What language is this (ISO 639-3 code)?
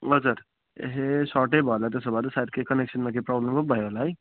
nep